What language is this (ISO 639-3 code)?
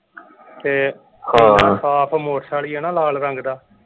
pan